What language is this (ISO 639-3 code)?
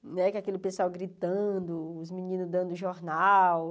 por